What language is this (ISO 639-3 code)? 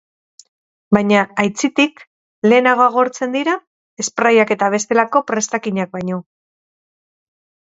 eus